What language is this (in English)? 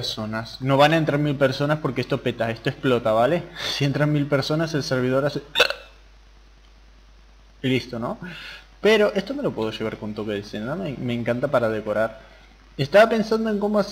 Spanish